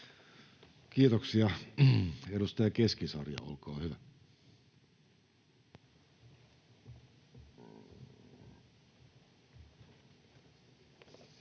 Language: Finnish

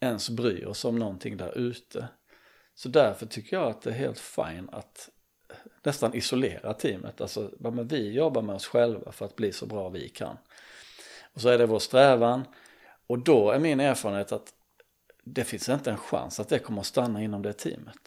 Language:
Swedish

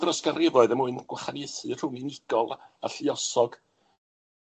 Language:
Welsh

